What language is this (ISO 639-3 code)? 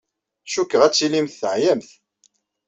kab